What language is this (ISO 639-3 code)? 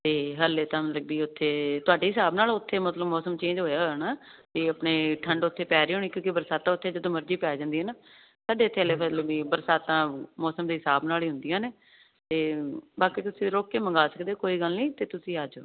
pan